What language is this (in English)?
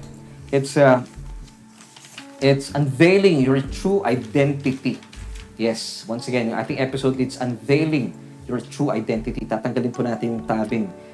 Filipino